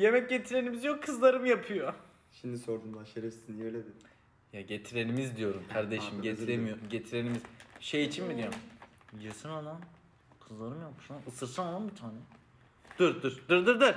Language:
Turkish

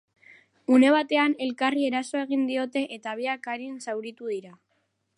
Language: Basque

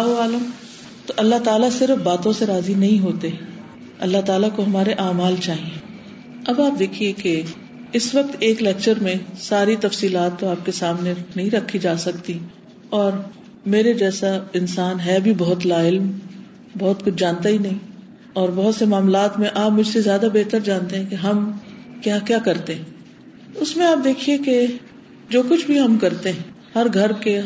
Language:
Urdu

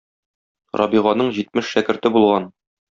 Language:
Tatar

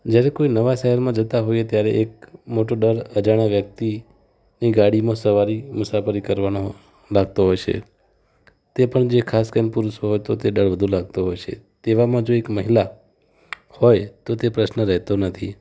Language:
Gujarati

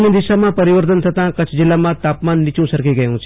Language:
Gujarati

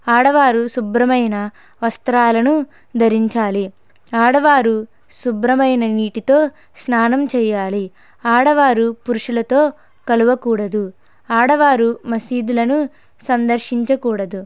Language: Telugu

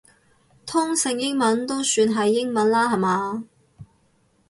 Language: Cantonese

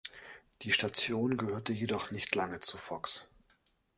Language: German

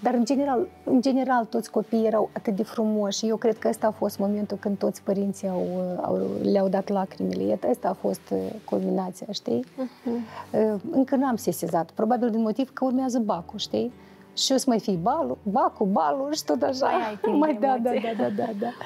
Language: Romanian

